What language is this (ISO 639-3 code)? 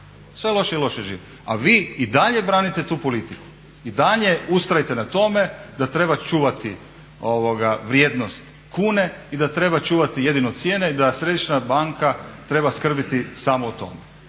hrv